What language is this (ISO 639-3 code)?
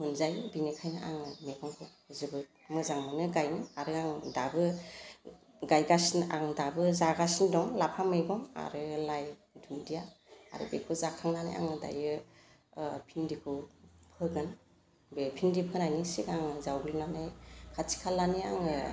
brx